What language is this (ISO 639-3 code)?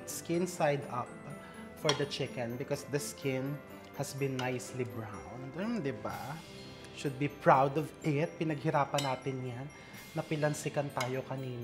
fil